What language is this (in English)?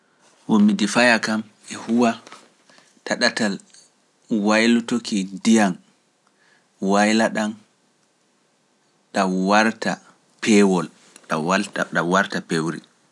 Pular